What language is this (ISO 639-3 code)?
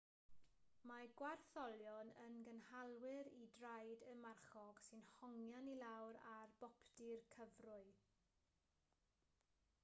cym